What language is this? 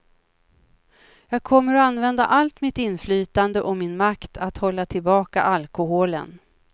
Swedish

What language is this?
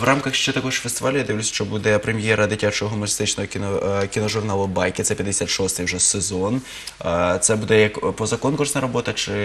Russian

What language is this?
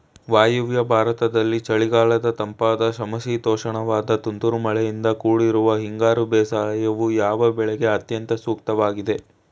Kannada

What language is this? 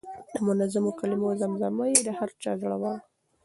Pashto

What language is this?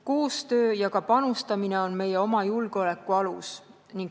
Estonian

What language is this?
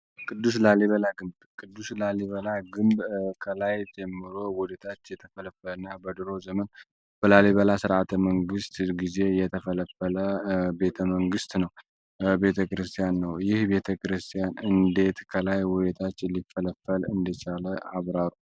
Amharic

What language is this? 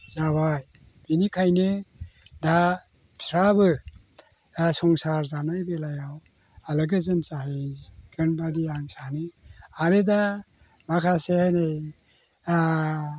Bodo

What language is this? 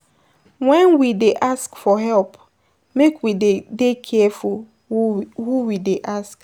Nigerian Pidgin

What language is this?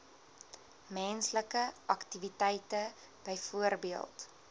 Afrikaans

